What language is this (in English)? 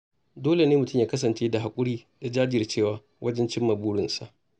Hausa